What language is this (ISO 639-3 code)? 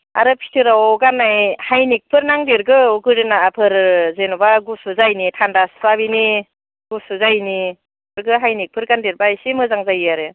brx